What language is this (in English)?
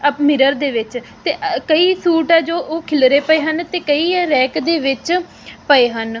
Punjabi